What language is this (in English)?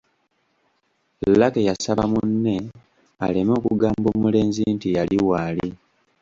Ganda